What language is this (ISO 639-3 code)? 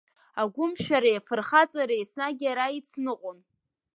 abk